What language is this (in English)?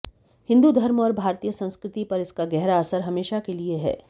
Hindi